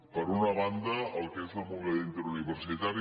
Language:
Catalan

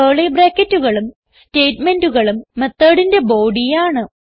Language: Malayalam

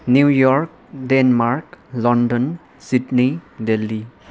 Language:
Nepali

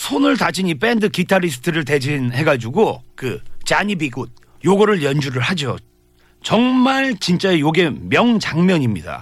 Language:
Korean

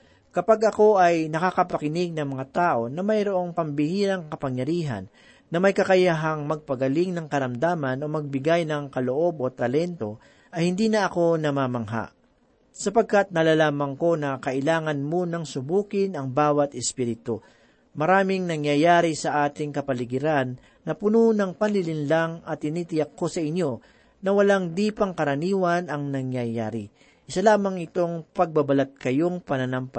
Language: Filipino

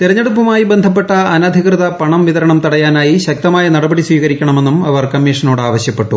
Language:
Malayalam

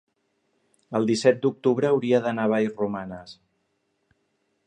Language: Catalan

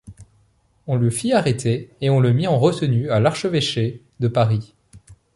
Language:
French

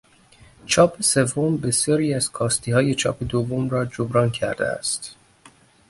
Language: Persian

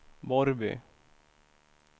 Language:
Swedish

